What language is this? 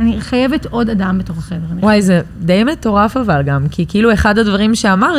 Hebrew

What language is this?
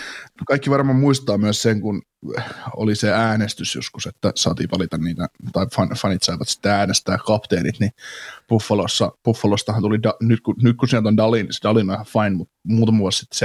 Finnish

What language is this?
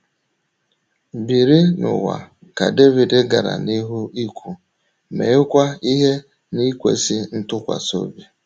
Igbo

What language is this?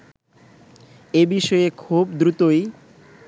Bangla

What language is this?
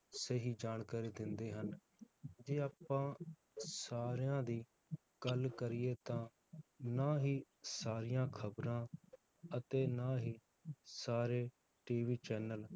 Punjabi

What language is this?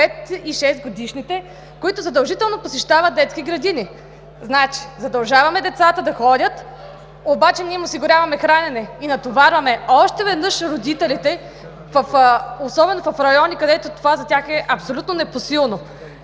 Bulgarian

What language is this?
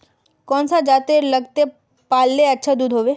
Magahi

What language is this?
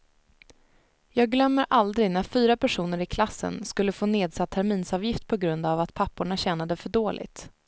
Swedish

